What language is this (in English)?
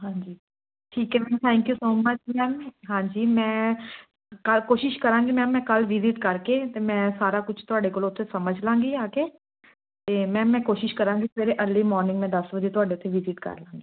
Punjabi